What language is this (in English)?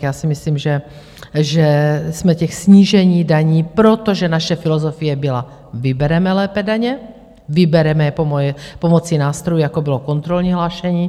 Czech